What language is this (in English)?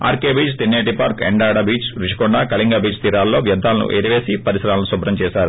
Telugu